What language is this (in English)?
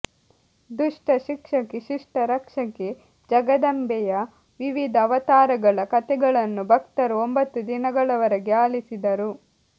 Kannada